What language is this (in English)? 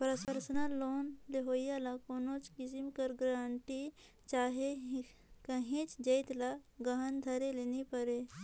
Chhattisgarhi